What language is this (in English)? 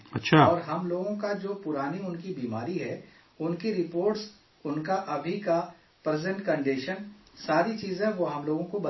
Urdu